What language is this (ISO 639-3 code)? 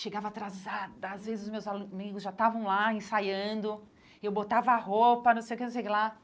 por